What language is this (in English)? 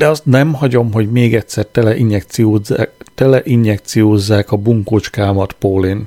Hungarian